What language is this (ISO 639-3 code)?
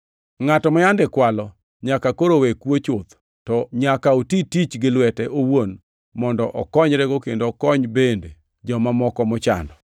luo